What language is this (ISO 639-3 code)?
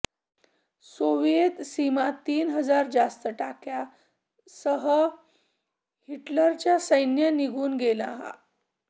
mar